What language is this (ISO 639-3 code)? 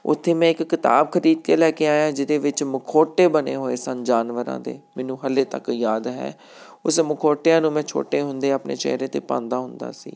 pan